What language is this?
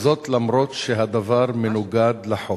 Hebrew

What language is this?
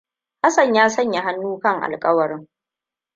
Hausa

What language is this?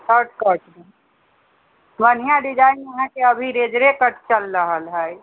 Maithili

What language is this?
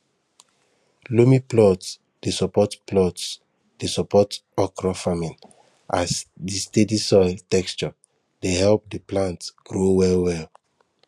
Nigerian Pidgin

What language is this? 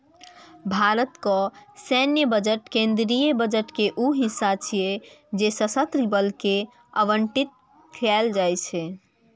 Maithili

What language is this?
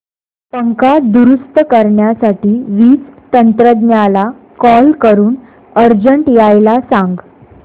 Marathi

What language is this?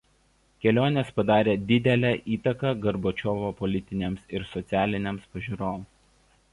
Lithuanian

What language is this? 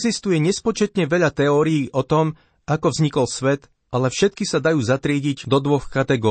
Slovak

